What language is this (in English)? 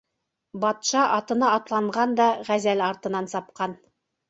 Bashkir